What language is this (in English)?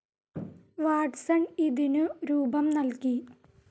Malayalam